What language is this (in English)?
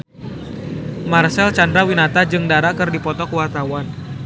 Sundanese